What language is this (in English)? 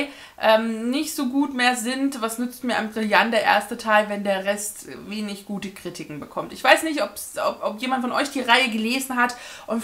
German